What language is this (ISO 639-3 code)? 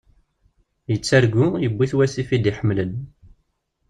kab